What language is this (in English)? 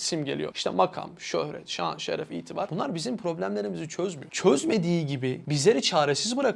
Turkish